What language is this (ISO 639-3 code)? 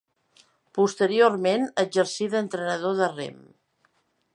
cat